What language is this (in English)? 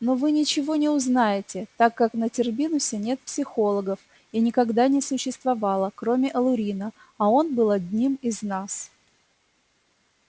Russian